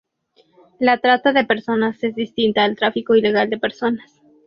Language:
Spanish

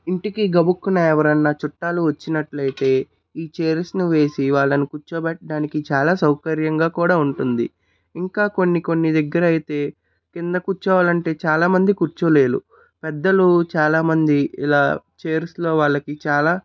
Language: Telugu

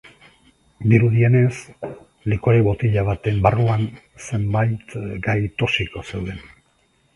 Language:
Basque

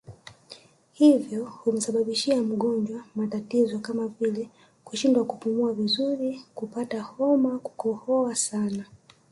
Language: Swahili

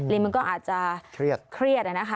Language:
Thai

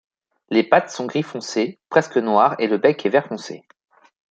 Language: French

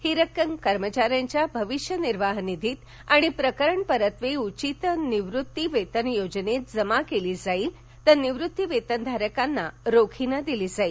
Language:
Marathi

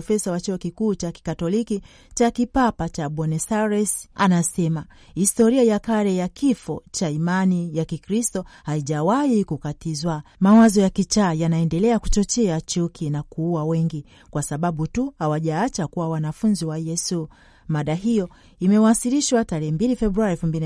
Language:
Swahili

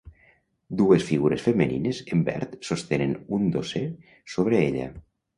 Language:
Catalan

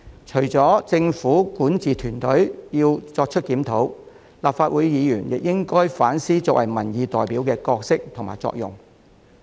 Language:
Cantonese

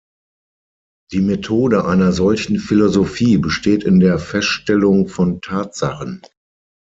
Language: German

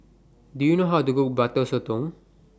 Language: English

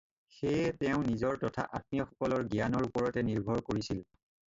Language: Assamese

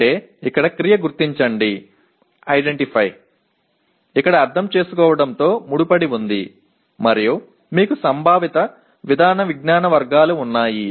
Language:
Telugu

